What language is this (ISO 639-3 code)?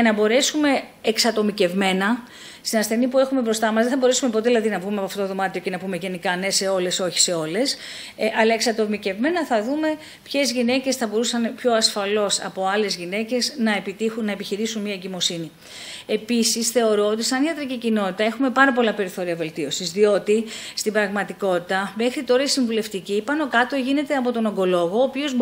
ell